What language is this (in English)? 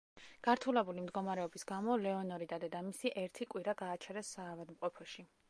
Georgian